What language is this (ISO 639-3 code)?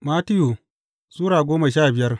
hau